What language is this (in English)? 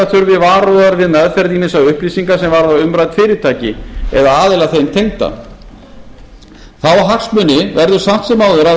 Icelandic